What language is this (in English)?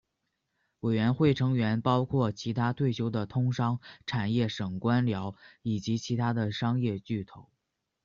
Chinese